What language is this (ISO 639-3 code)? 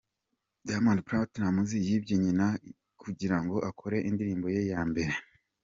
kin